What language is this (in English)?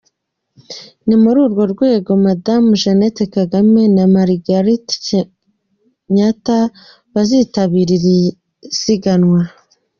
Kinyarwanda